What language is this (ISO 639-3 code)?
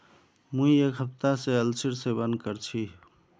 mag